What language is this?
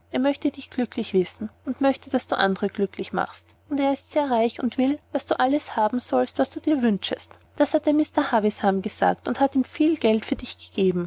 German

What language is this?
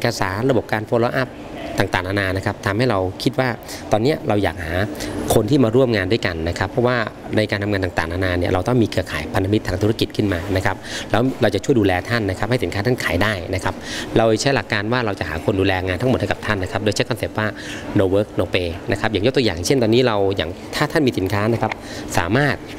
Thai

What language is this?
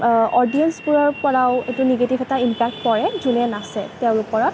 Assamese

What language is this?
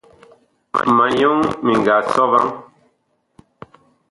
Bakoko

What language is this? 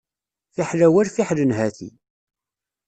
Kabyle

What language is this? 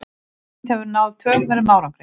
Icelandic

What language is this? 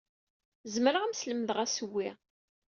Kabyle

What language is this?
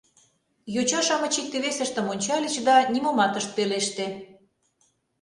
Mari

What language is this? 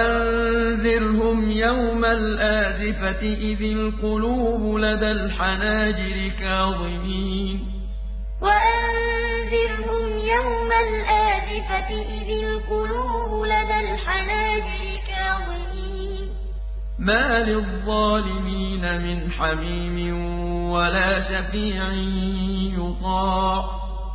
Arabic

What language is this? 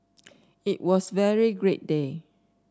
English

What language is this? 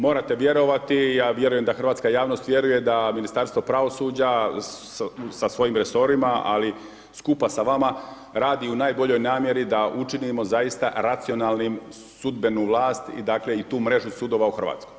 Croatian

